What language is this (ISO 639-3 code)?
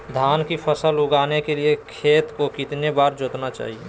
mag